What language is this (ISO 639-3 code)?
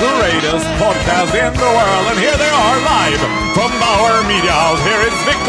swe